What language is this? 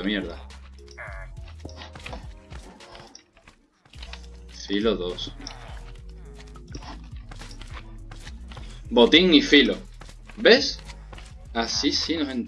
Spanish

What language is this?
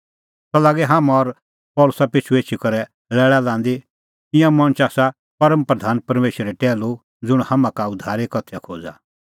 Kullu Pahari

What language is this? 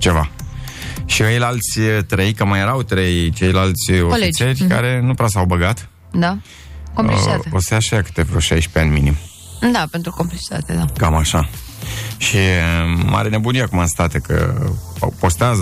Romanian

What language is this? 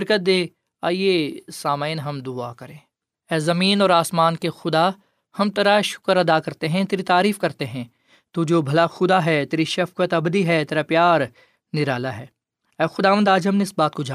Urdu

